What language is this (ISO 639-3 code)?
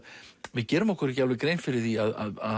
isl